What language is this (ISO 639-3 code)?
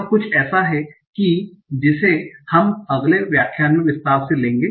hin